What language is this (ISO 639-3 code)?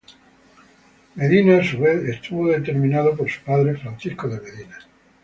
spa